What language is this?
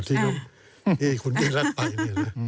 Thai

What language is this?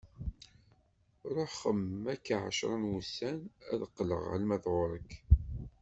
Kabyle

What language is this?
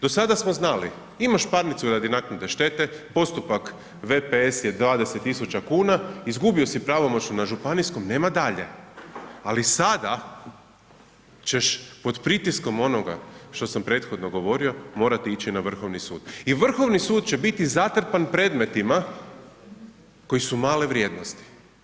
Croatian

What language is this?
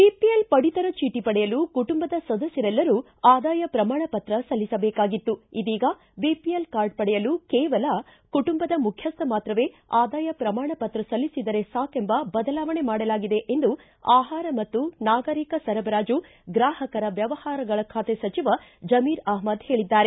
Kannada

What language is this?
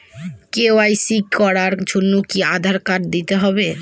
Bangla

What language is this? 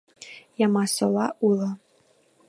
Mari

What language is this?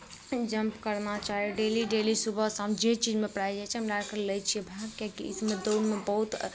Maithili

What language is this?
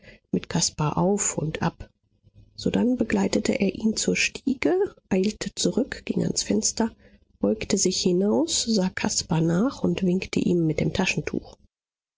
German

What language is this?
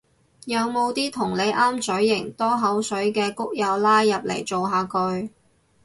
Cantonese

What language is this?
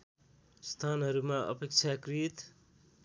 Nepali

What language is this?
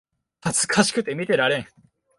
Japanese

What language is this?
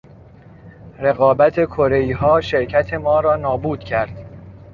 Persian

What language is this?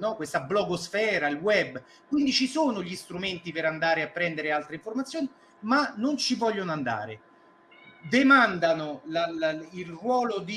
Italian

